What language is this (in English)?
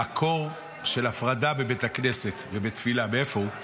Hebrew